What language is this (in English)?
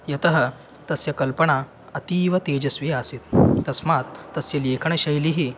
Sanskrit